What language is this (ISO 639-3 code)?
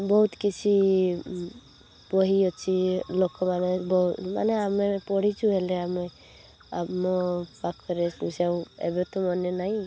ori